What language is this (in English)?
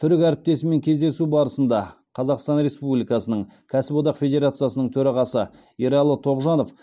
Kazakh